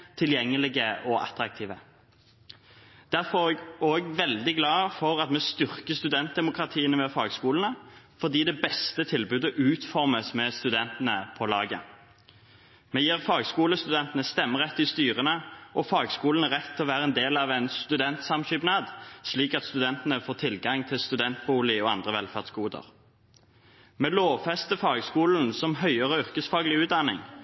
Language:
Norwegian Bokmål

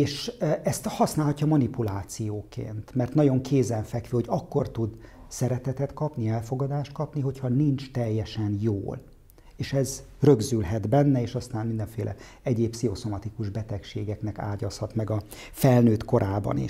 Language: Hungarian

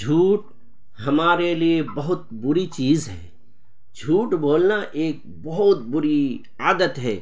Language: Urdu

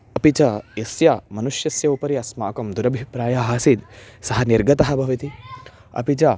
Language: Sanskrit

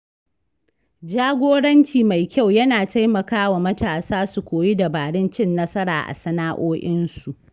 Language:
Hausa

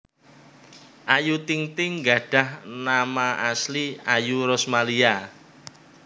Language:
Javanese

